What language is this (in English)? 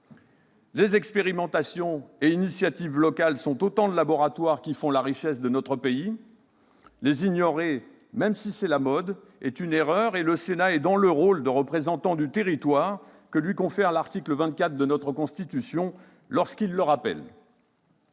French